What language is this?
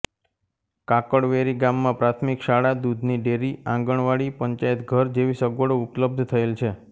Gujarati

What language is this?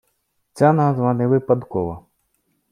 Ukrainian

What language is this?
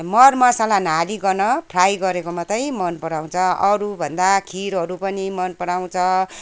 Nepali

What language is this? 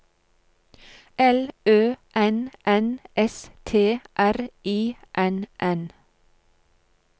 Norwegian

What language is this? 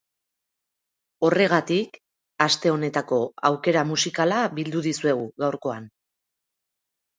Basque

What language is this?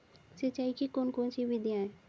Hindi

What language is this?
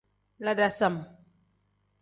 Tem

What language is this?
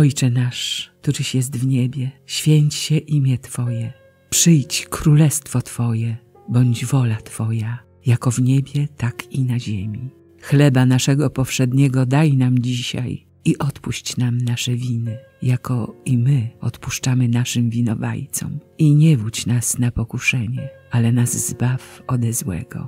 Polish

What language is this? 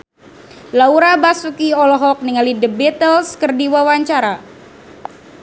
Sundanese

